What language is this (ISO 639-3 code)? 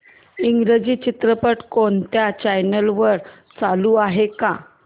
mar